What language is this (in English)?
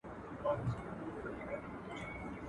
Pashto